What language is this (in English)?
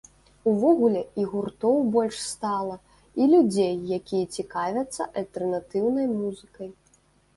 Belarusian